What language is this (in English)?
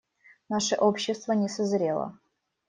Russian